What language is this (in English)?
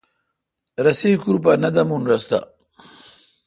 Kalkoti